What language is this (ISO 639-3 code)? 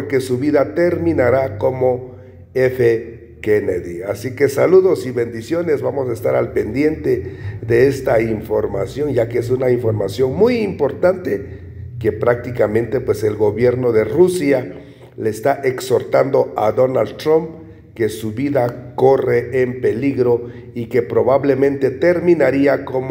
spa